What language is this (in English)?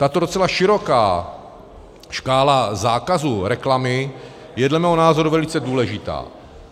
Czech